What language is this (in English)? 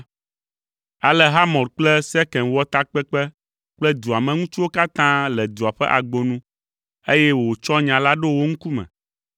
Ewe